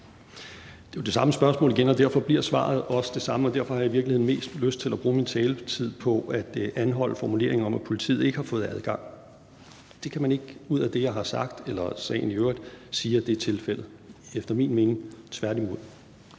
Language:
Danish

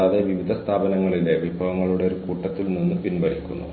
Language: Malayalam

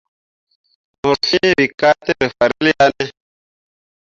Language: Mundang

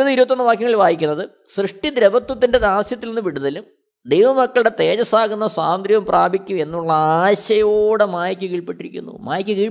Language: Malayalam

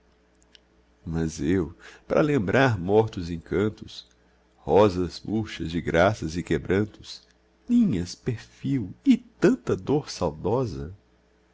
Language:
Portuguese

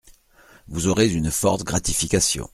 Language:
French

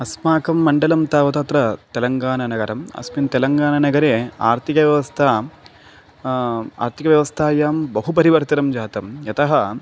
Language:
Sanskrit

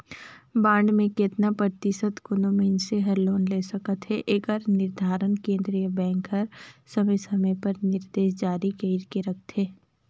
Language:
Chhattisgarhi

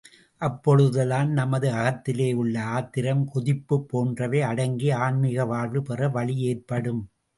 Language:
Tamil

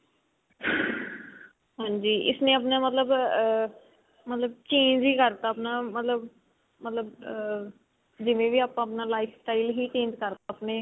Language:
Punjabi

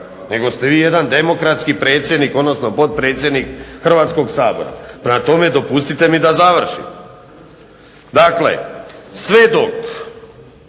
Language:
Croatian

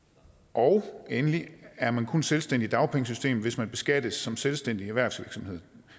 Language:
Danish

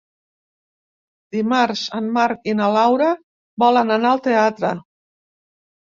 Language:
Catalan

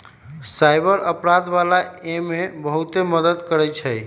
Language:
Magahi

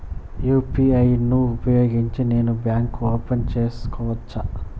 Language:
Telugu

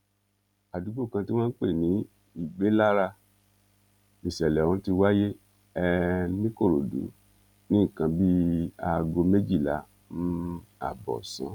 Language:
Yoruba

